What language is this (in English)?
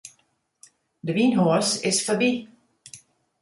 Western Frisian